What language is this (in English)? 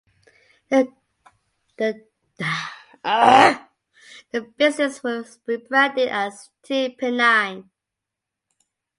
English